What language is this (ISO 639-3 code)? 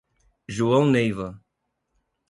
por